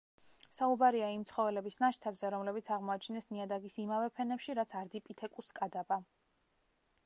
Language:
Georgian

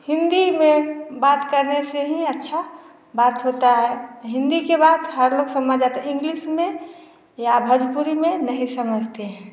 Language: Hindi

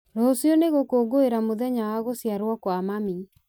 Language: Kikuyu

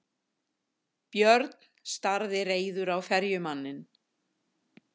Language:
Icelandic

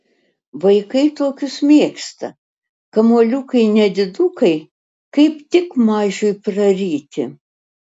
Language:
Lithuanian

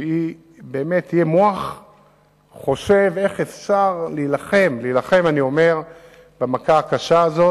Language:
Hebrew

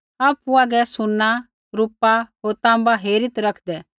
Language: Kullu Pahari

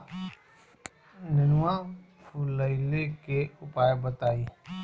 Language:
Bhojpuri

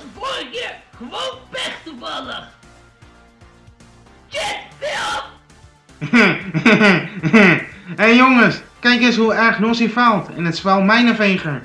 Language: Dutch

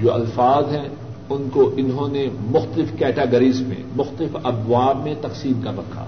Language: Urdu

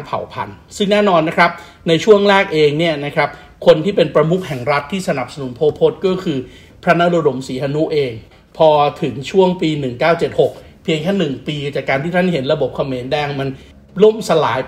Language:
Thai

